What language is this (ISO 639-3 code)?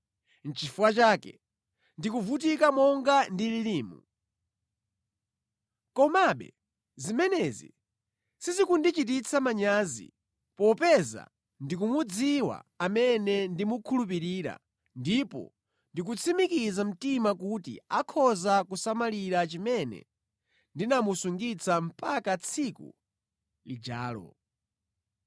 nya